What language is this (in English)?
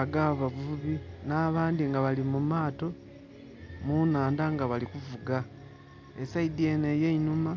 Soga